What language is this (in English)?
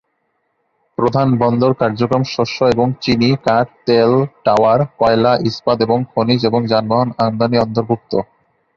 Bangla